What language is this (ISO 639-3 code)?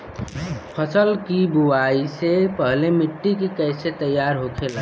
bho